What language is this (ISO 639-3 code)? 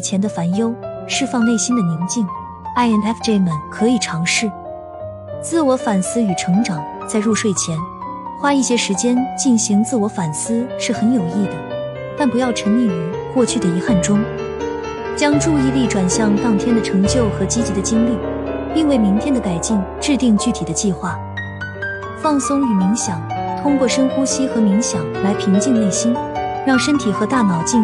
zho